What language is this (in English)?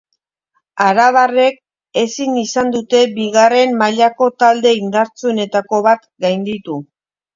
Basque